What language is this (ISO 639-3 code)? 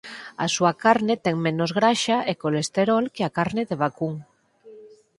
glg